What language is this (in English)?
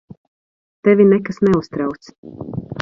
Latvian